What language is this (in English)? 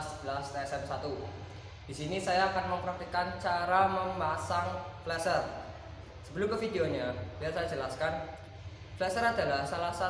Indonesian